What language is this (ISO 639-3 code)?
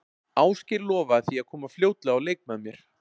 isl